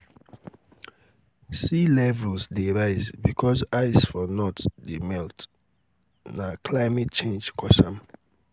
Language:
Nigerian Pidgin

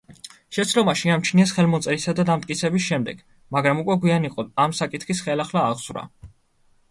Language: Georgian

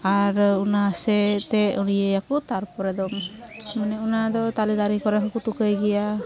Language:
Santali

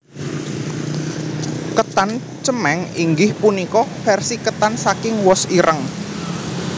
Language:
Javanese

